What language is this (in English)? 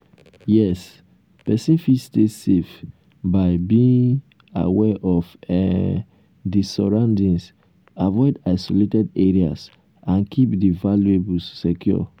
Nigerian Pidgin